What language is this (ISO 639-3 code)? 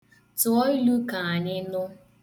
ibo